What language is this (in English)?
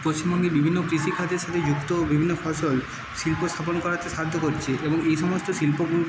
Bangla